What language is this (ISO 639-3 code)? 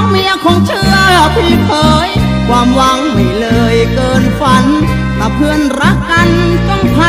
tha